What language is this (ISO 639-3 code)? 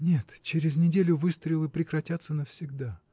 rus